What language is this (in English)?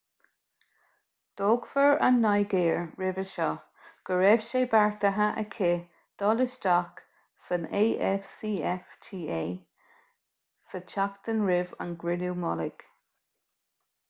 Irish